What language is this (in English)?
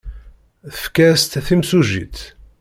Kabyle